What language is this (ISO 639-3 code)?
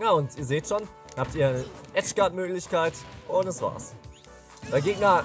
deu